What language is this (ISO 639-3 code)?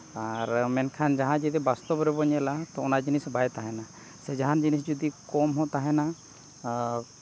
sat